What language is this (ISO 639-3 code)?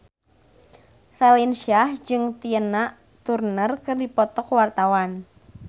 sun